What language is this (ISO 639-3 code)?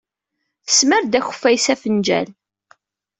kab